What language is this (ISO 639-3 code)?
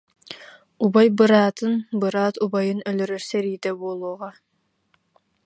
sah